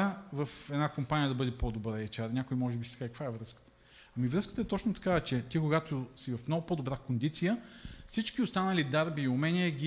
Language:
Bulgarian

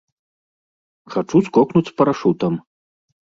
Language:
Belarusian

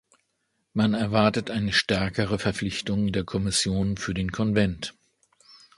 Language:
German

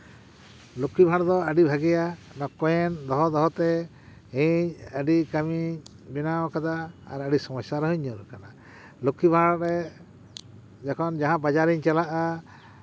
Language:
Santali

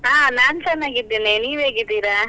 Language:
Kannada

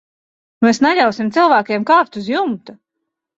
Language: Latvian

